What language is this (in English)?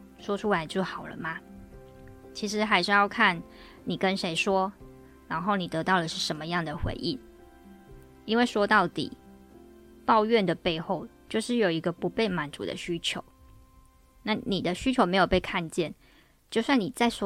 Chinese